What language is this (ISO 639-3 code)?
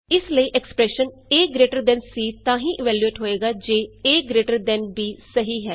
pan